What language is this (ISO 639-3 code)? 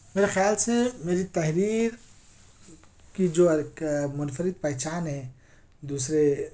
urd